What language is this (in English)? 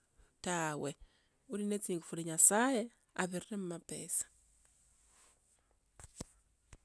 Tsotso